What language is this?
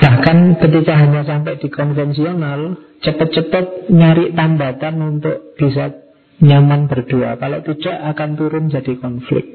Indonesian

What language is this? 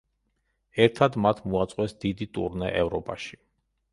Georgian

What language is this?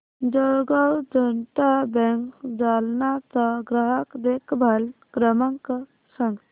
Marathi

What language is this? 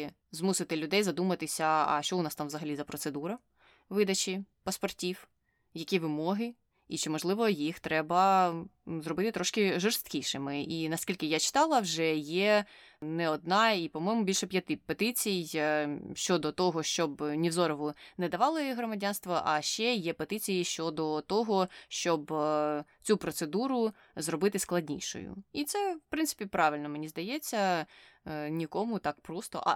Ukrainian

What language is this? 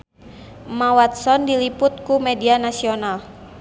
Sundanese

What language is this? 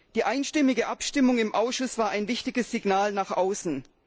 German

